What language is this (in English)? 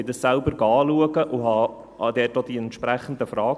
Swiss German